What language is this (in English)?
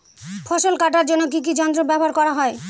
Bangla